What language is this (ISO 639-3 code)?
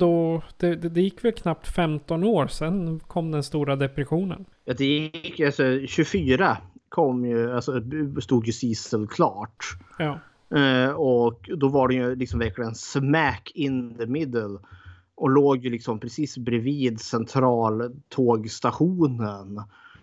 swe